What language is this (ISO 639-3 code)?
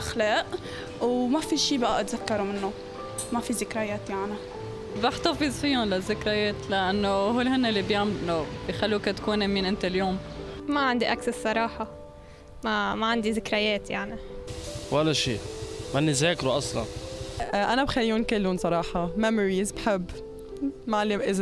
ara